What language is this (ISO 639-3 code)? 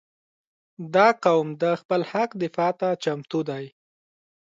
pus